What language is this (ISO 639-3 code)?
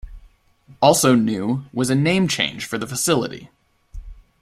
eng